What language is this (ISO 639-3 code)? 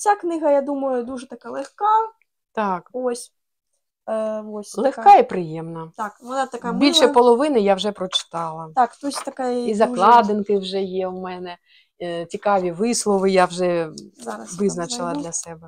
ukr